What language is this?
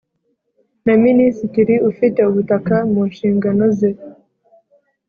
Kinyarwanda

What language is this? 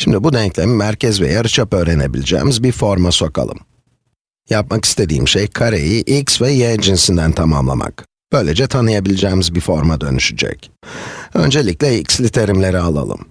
Turkish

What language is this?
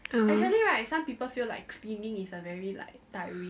English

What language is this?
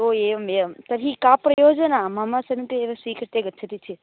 Sanskrit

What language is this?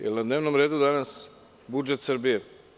Serbian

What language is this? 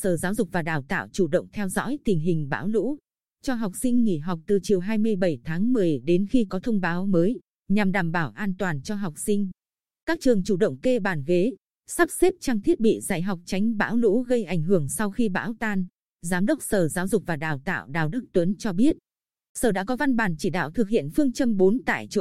Vietnamese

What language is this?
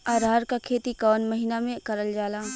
Bhojpuri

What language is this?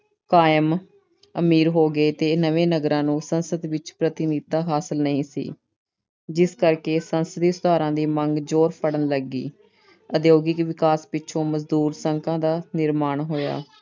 Punjabi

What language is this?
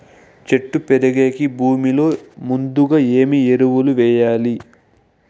Telugu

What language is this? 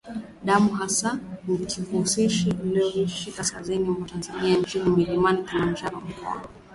Swahili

